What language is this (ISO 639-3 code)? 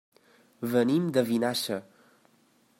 cat